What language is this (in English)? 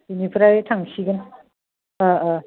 Bodo